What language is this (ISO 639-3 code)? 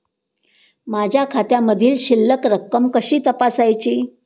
mar